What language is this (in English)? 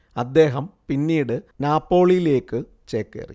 Malayalam